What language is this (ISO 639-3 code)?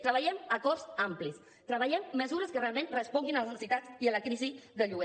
cat